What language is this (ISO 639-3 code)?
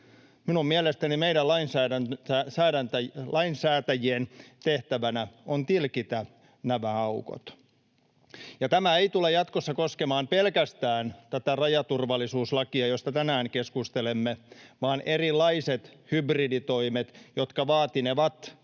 fin